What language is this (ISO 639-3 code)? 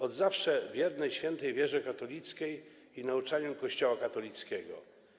pol